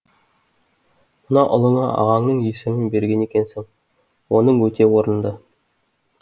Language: Kazakh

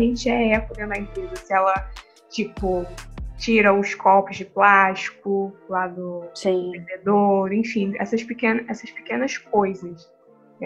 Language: Portuguese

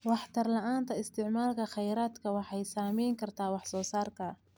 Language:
Somali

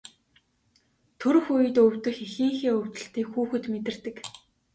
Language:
Mongolian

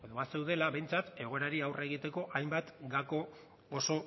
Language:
Basque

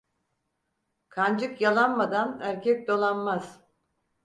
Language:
Turkish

